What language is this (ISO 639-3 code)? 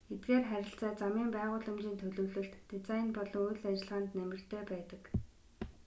mon